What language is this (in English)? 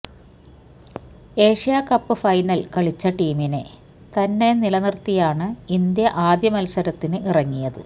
Malayalam